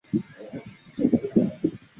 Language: Chinese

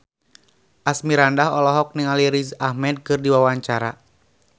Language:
Sundanese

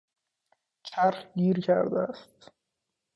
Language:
Persian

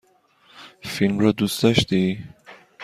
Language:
Persian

